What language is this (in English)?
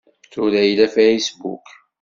Kabyle